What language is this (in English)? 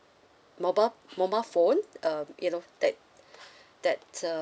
English